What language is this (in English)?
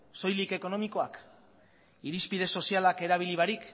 Basque